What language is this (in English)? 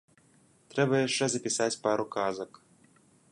Belarusian